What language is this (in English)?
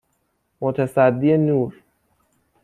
Persian